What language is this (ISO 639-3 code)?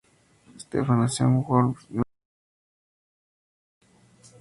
spa